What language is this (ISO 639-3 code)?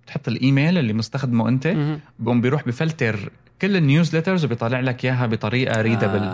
ara